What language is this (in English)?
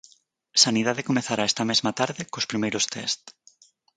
Galician